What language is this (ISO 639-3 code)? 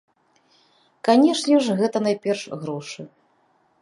bel